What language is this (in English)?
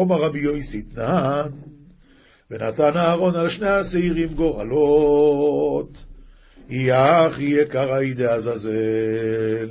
Hebrew